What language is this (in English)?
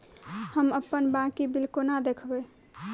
Maithili